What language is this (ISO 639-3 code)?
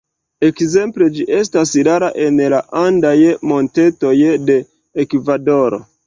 epo